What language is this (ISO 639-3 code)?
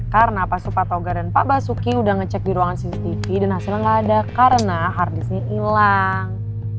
ind